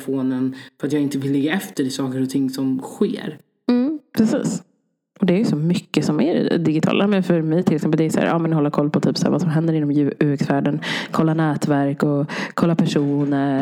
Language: Swedish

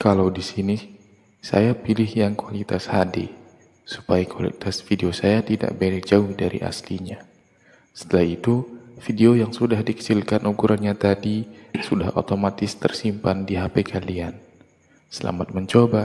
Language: Indonesian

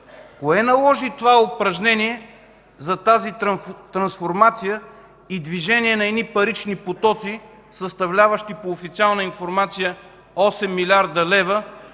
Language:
Bulgarian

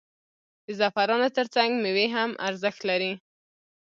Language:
Pashto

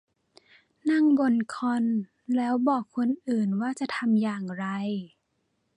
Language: Thai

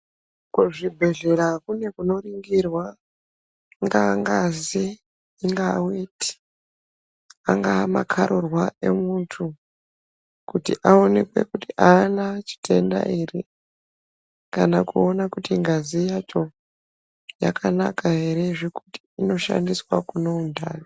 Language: Ndau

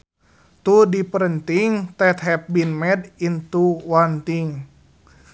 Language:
Sundanese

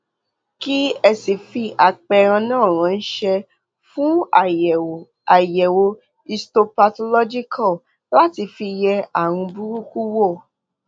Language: Yoruba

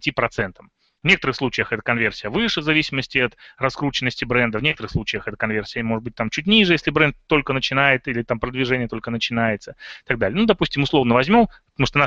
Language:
Russian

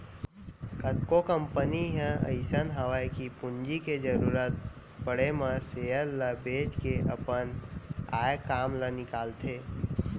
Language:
Chhattisgarhi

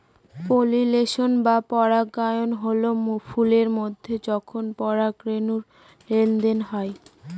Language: Bangla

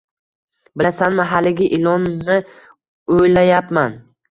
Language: Uzbek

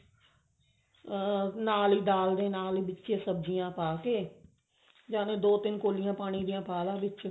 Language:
Punjabi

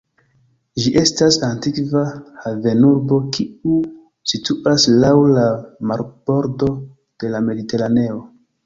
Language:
Esperanto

